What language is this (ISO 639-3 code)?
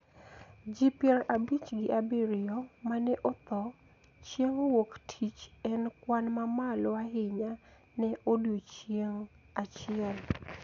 luo